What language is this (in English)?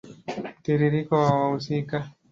Swahili